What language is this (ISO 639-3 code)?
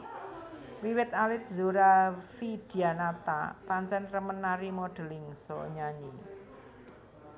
jav